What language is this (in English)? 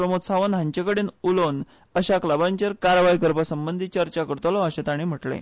Konkani